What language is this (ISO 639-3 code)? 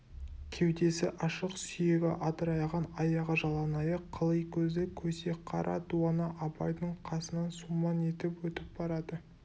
kaz